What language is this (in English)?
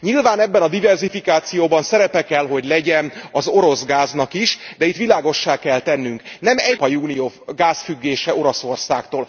Hungarian